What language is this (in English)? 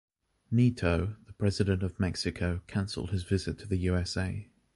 English